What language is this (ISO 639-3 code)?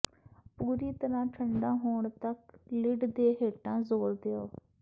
pan